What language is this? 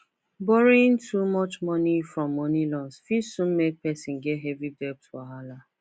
Nigerian Pidgin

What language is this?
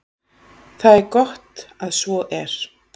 Icelandic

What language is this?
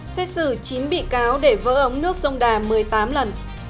Vietnamese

